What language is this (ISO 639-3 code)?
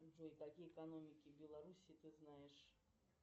rus